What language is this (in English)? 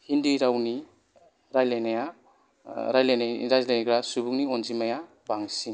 Bodo